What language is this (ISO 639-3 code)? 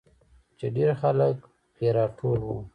pus